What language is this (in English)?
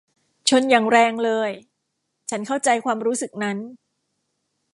Thai